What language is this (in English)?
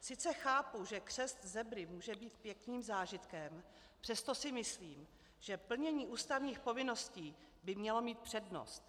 Czech